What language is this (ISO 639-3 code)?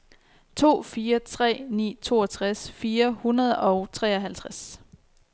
dan